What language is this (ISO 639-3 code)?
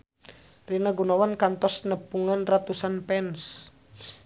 sun